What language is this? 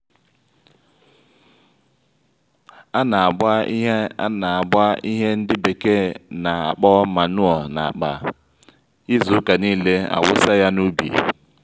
Igbo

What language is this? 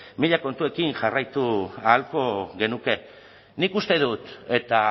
Basque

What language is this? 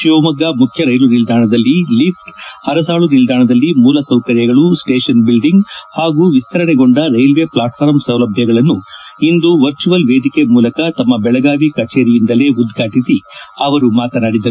Kannada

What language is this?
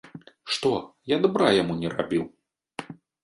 Belarusian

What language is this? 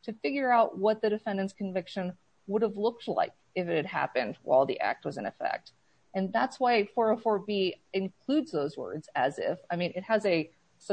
English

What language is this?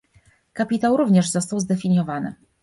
Polish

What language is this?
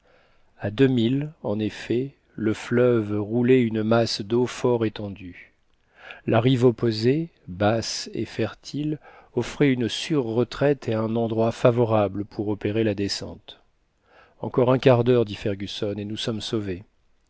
French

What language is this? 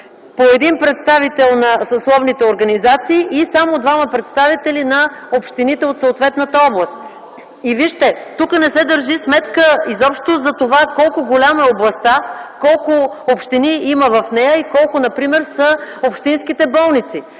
Bulgarian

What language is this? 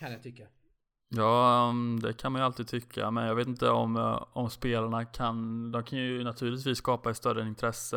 Swedish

